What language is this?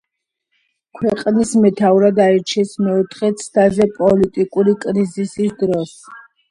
Georgian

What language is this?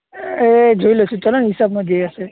Gujarati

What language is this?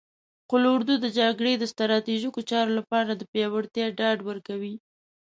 Pashto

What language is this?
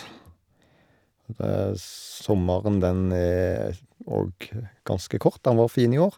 Norwegian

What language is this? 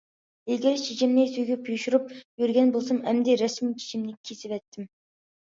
Uyghur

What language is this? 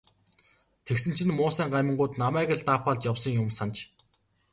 Mongolian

